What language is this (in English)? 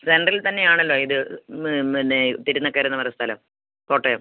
Malayalam